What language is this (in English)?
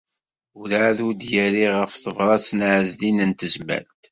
Kabyle